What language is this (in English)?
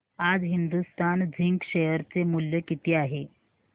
Marathi